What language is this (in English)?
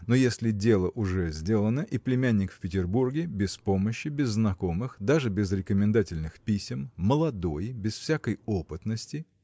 Russian